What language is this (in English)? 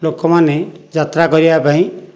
Odia